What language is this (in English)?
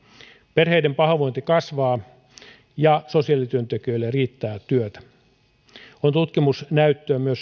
Finnish